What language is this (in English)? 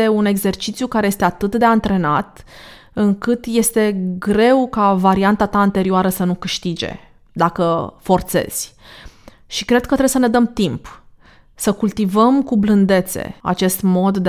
Romanian